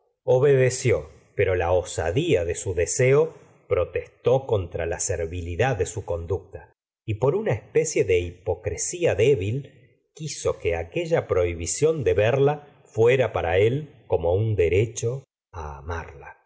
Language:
Spanish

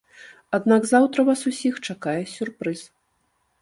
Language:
Belarusian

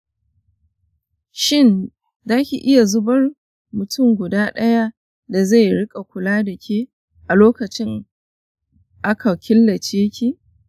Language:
Hausa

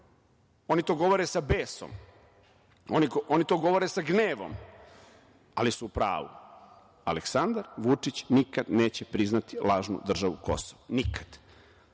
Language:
Serbian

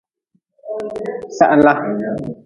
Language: Nawdm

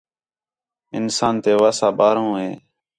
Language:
Khetrani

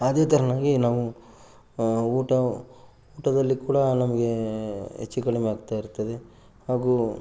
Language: Kannada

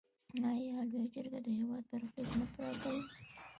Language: Pashto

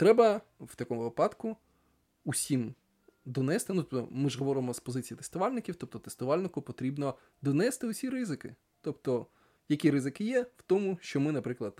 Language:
Ukrainian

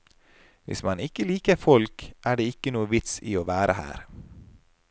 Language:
Norwegian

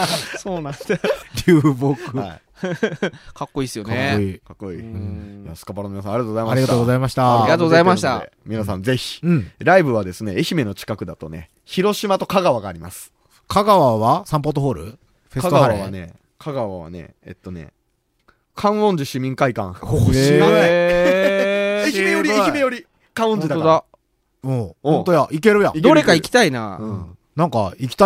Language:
Japanese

